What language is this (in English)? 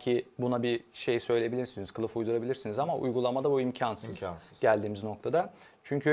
Turkish